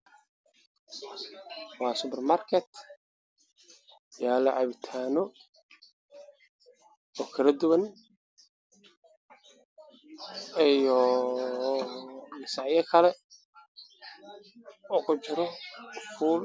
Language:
Somali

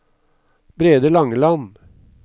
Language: Norwegian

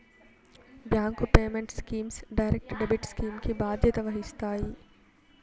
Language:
Telugu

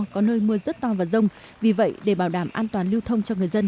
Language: Vietnamese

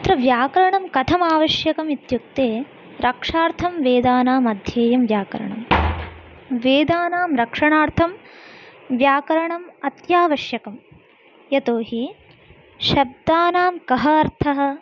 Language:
Sanskrit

